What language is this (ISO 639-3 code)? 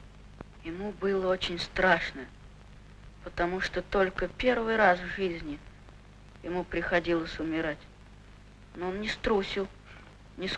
rus